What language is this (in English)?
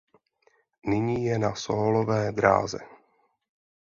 Czech